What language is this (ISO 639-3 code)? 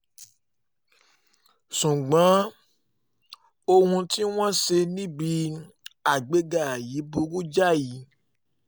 yor